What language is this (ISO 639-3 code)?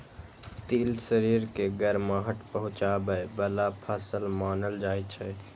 mai